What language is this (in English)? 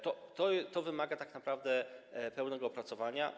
Polish